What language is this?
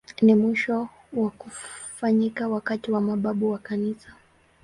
Swahili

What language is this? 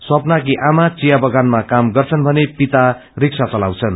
Nepali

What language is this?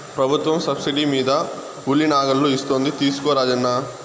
Telugu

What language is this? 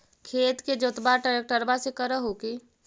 Magahi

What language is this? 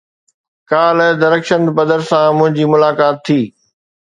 Sindhi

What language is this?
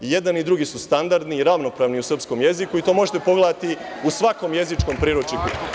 Serbian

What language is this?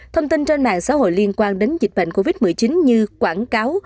Vietnamese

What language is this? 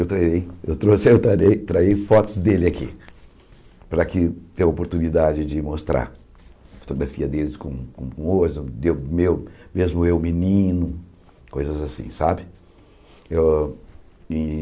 Portuguese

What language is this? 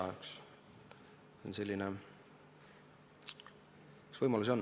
Estonian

